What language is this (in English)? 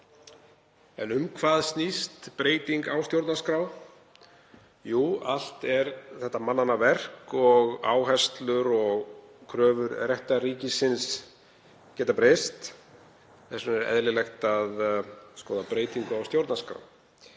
Icelandic